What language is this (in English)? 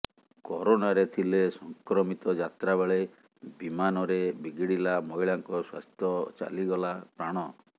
Odia